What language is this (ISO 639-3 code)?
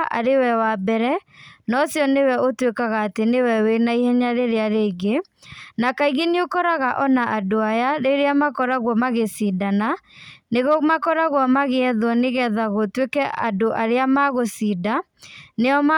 kik